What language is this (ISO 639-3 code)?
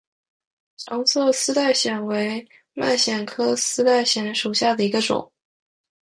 zho